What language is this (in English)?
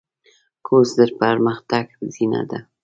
Pashto